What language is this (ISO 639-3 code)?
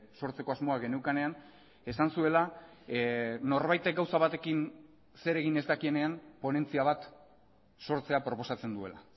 eus